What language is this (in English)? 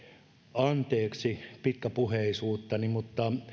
Finnish